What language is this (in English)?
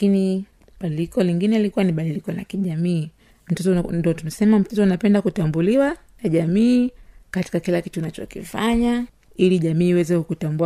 Swahili